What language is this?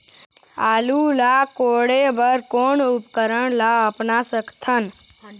Chhattisgarhi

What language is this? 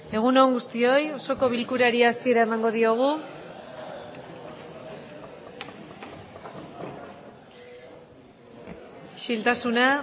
Basque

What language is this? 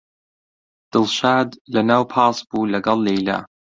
Central Kurdish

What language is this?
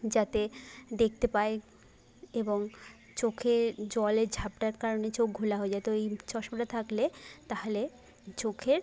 Bangla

